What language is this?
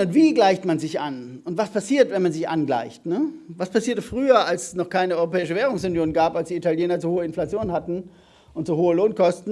German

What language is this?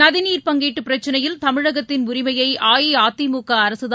Tamil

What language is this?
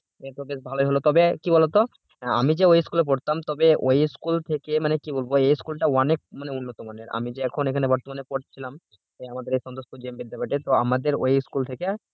Bangla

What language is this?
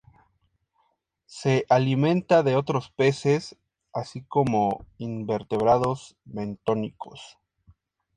Spanish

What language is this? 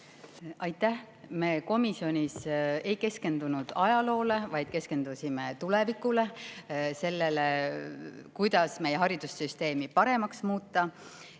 Estonian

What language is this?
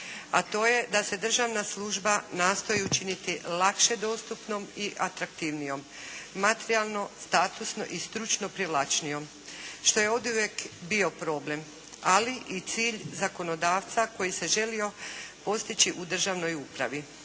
Croatian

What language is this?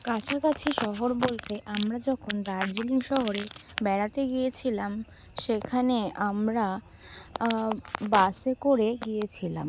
Bangla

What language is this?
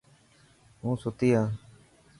Dhatki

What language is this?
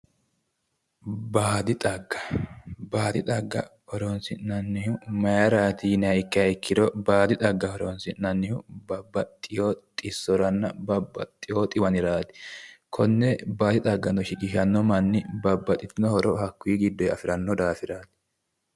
Sidamo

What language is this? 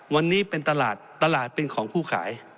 Thai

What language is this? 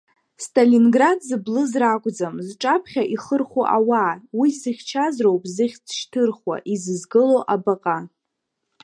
Abkhazian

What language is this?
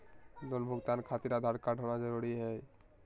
Magahi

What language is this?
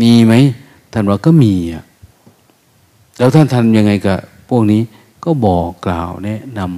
Thai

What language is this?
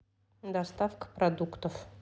Russian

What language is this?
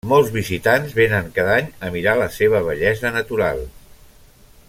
Catalan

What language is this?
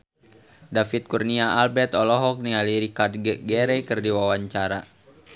Sundanese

